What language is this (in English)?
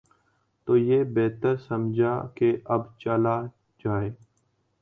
Urdu